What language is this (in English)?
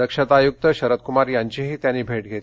Marathi